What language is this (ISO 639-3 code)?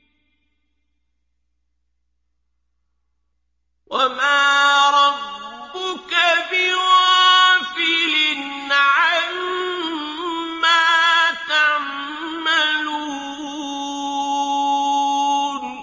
ara